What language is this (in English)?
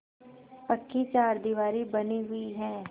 Hindi